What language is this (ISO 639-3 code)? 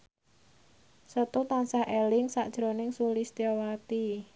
jav